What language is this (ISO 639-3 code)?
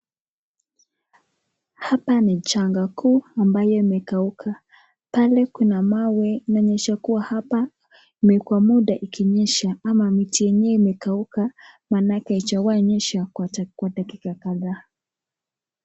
swa